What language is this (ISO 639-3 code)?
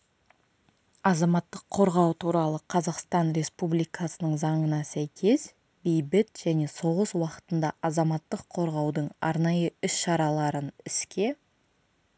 kaz